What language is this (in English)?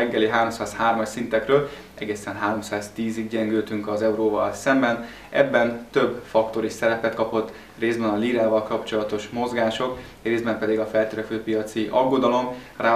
Hungarian